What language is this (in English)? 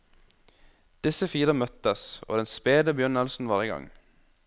Norwegian